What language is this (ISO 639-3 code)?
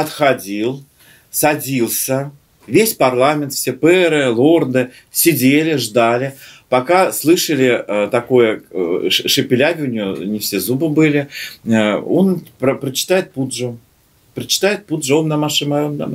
rus